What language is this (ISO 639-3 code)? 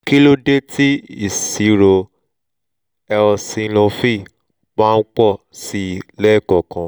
yor